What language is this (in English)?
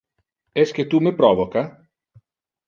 Interlingua